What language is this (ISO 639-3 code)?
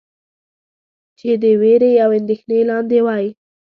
pus